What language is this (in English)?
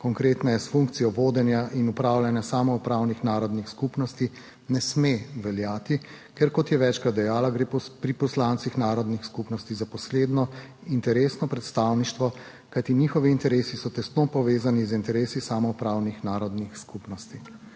Slovenian